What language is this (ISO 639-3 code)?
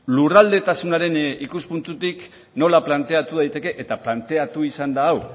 eus